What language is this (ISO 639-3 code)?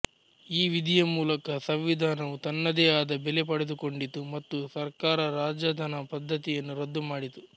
kan